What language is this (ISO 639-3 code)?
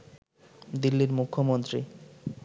ben